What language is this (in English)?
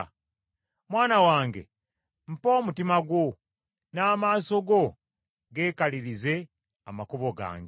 Ganda